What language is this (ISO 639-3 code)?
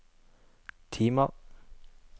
nor